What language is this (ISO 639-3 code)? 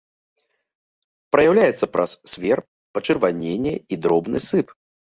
bel